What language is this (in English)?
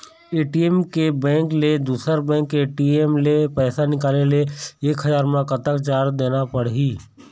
Chhattisgarhi